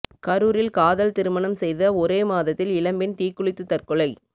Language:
Tamil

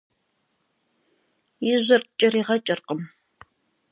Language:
Kabardian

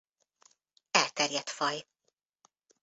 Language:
Hungarian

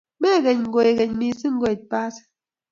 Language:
Kalenjin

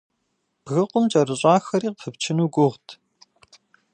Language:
Kabardian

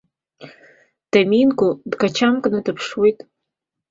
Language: Abkhazian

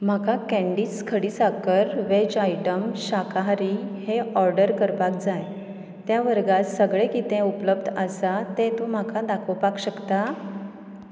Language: Konkani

